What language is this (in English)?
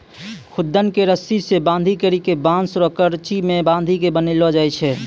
Maithili